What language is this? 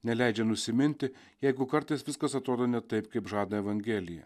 Lithuanian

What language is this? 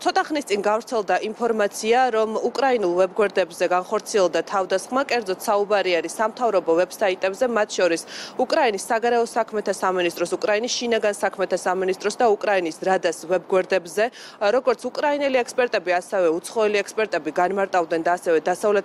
Romanian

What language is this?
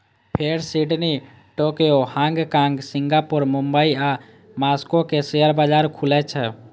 Maithili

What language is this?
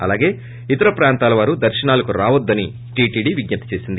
Telugu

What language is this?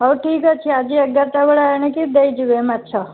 Odia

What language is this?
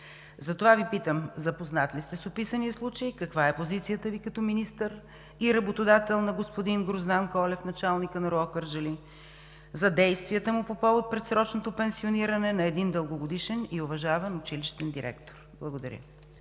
Bulgarian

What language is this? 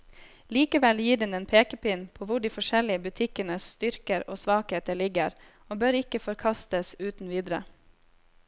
Norwegian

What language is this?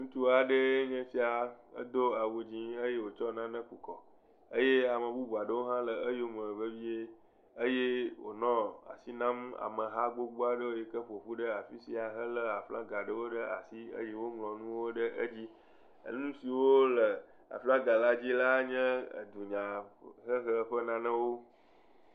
Ewe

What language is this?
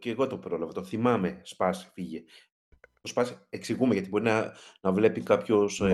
Greek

